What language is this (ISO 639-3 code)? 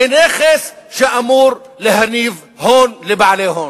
heb